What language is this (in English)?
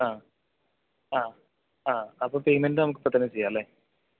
Malayalam